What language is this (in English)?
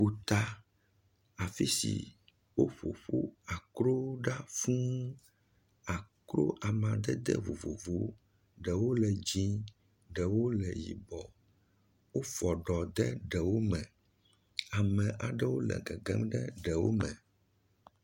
Ewe